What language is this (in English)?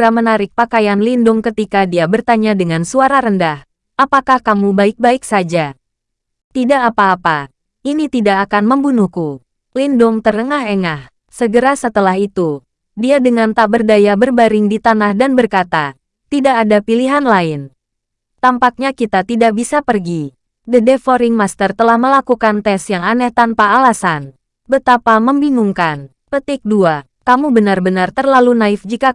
Indonesian